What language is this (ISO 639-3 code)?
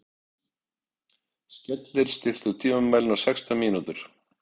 isl